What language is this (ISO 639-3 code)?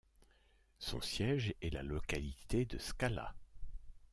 fra